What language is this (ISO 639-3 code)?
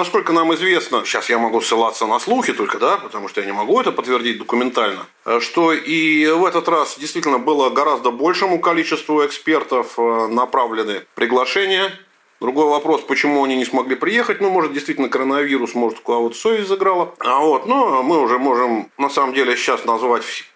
rus